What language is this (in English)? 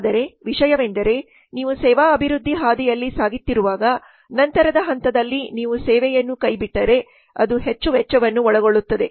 Kannada